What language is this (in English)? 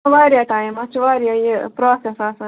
Kashmiri